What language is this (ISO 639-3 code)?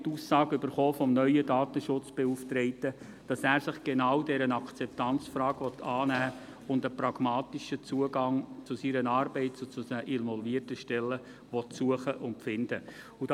gsw